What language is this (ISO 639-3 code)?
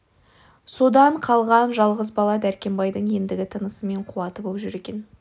kaz